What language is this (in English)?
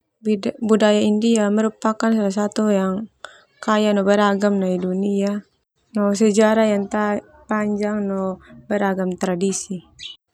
Termanu